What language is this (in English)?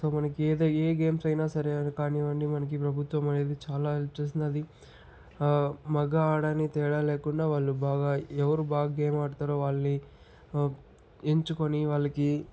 Telugu